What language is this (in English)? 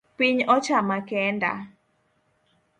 Luo (Kenya and Tanzania)